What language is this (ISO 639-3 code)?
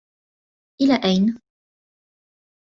ara